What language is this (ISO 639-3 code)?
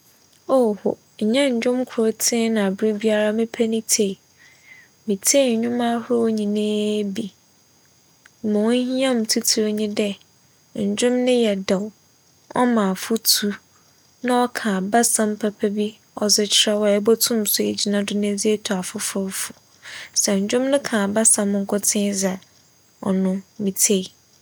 aka